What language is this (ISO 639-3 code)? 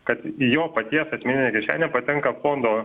lit